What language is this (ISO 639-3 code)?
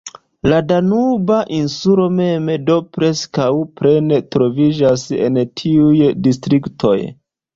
epo